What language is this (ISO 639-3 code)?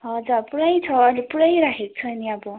nep